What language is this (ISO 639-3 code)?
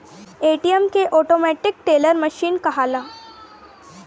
bho